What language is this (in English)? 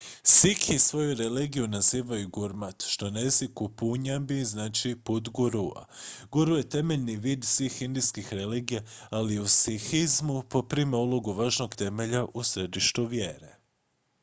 Croatian